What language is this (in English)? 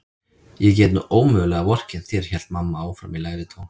Icelandic